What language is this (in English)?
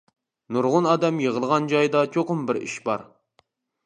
Uyghur